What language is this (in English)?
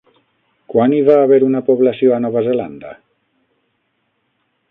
Catalan